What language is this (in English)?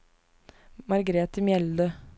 Norwegian